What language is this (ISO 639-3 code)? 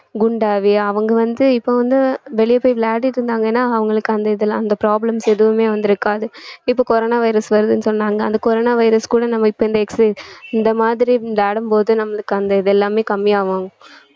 tam